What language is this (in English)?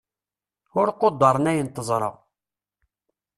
Kabyle